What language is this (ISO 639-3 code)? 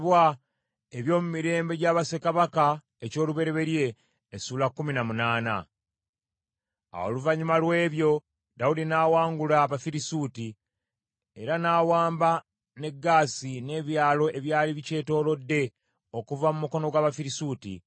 lug